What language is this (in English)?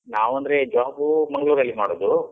Kannada